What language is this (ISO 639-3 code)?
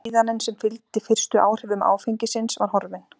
isl